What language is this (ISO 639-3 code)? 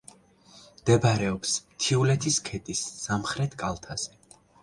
kat